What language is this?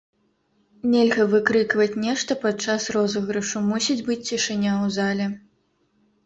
Belarusian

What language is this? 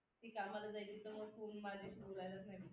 Marathi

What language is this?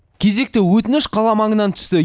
Kazakh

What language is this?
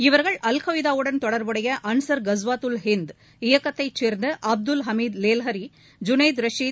Tamil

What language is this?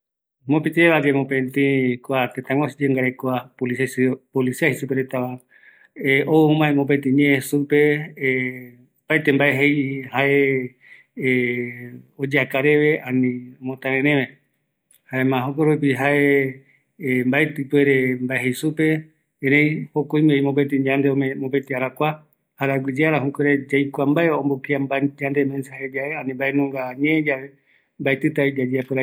Eastern Bolivian Guaraní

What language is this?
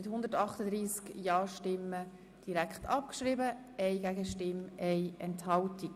Swiss German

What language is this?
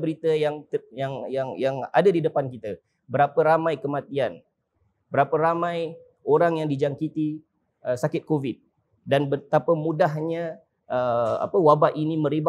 Malay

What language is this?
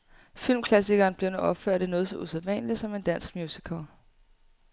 Danish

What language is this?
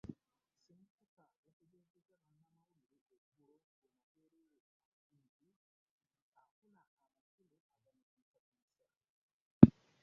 Ganda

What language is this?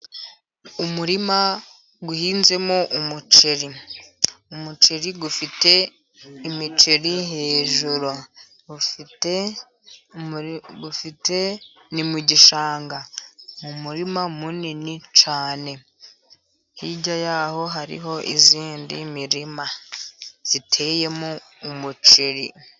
Kinyarwanda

